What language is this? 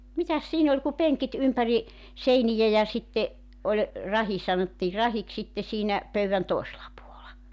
Finnish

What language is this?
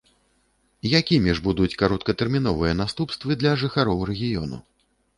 Belarusian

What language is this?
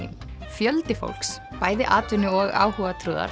Icelandic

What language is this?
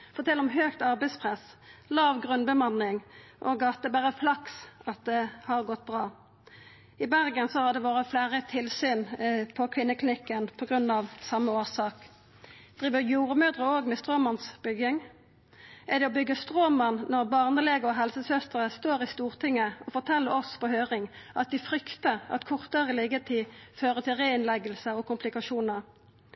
Norwegian Nynorsk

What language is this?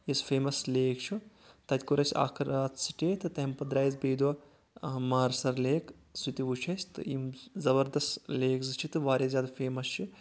Kashmiri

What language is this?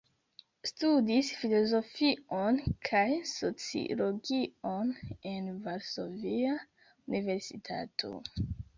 Esperanto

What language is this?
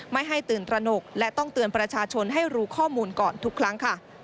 Thai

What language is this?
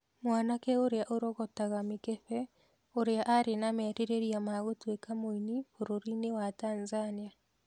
Kikuyu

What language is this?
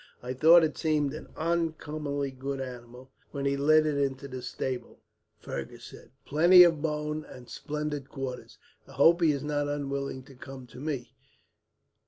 English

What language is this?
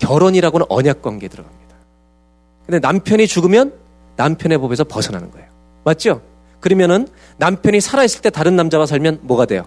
Korean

